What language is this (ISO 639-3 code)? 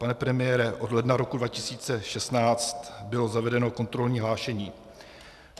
ces